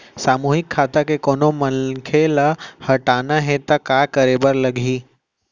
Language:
Chhattisgarhi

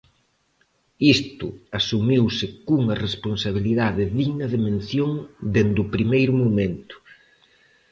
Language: Galician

